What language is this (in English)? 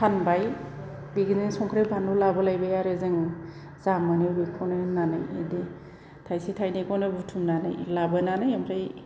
Bodo